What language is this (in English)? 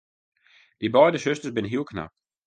Western Frisian